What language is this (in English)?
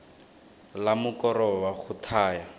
Tswana